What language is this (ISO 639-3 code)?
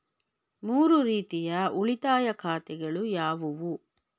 kan